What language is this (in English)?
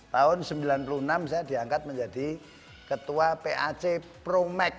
Indonesian